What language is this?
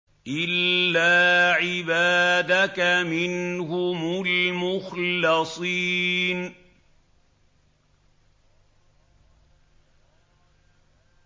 Arabic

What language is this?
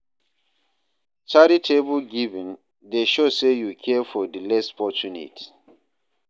Nigerian Pidgin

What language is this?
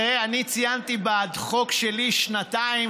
Hebrew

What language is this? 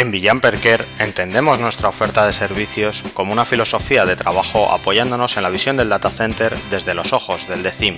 Spanish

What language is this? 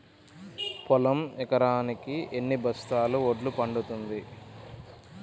Telugu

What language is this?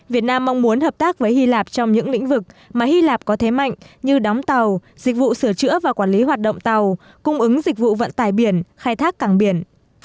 Vietnamese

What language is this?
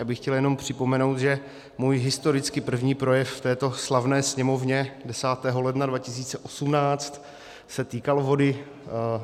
Czech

